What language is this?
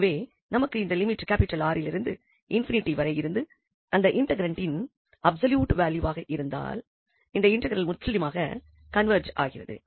Tamil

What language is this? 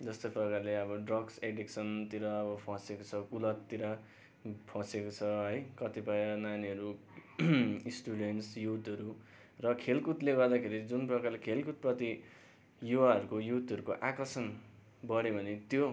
Nepali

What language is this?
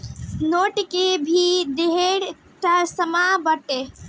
Bhojpuri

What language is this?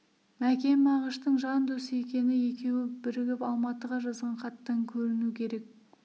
Kazakh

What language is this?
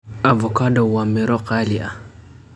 Somali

